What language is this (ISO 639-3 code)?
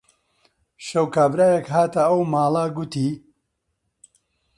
ckb